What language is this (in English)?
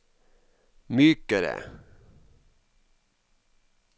Norwegian